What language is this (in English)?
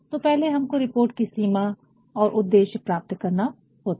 Hindi